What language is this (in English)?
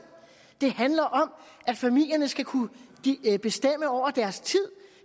Danish